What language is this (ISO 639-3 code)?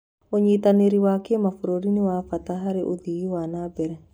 kik